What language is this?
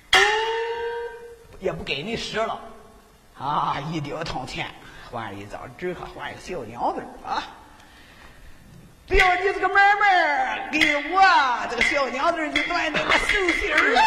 Chinese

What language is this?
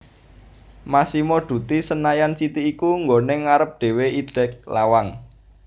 Javanese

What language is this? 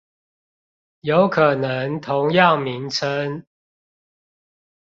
Chinese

